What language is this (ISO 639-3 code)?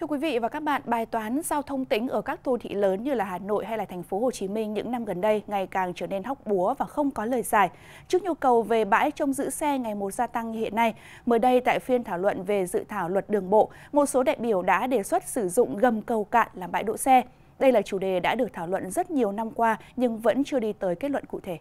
vie